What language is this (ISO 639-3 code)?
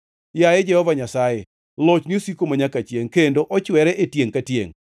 luo